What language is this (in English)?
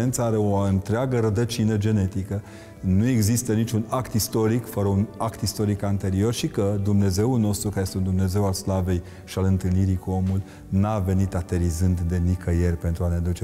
Romanian